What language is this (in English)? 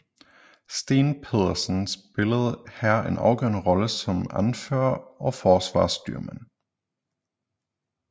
Danish